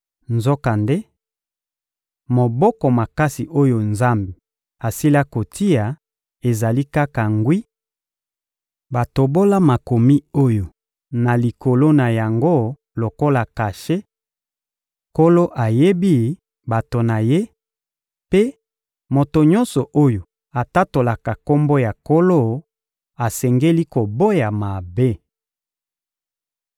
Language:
Lingala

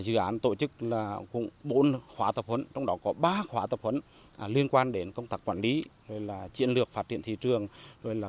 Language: Vietnamese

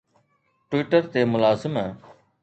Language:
Sindhi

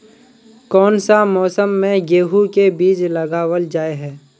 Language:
Magahi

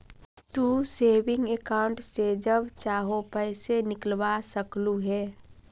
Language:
Magahi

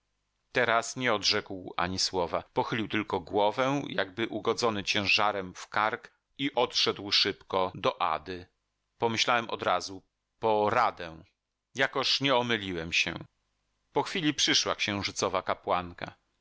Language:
Polish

